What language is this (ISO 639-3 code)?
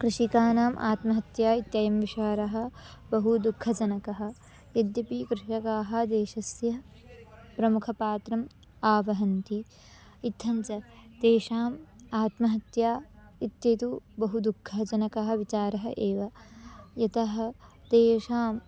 san